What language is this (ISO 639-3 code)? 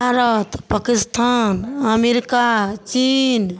mai